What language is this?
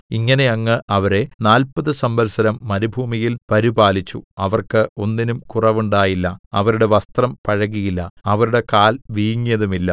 Malayalam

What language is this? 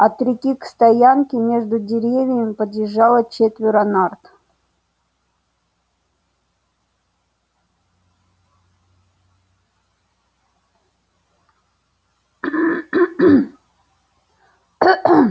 Russian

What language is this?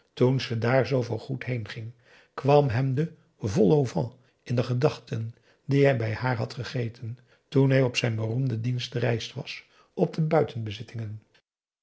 Dutch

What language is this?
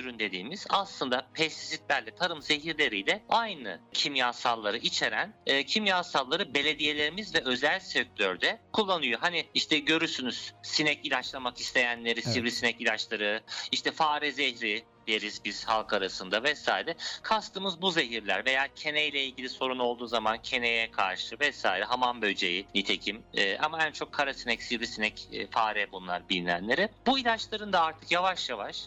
Turkish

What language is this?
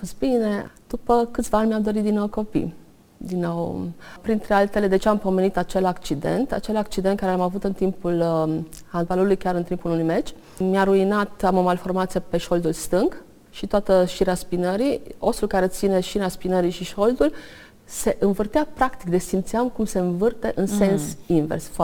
Romanian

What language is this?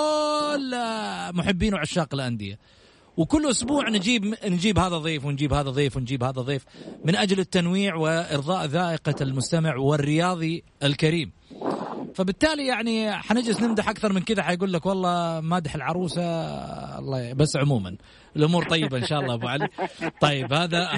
Arabic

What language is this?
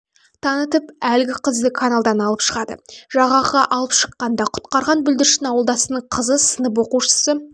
Kazakh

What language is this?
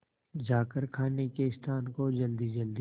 Hindi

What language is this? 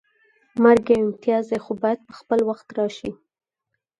Pashto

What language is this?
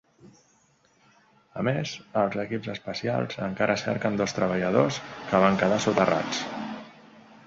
Catalan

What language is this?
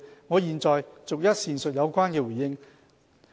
Cantonese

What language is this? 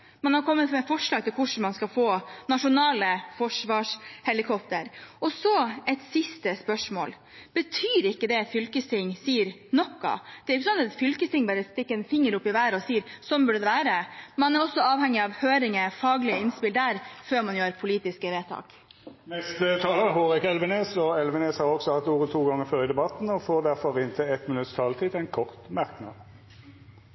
Norwegian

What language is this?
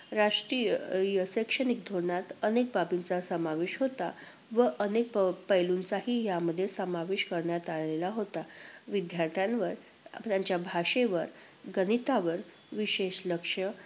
Marathi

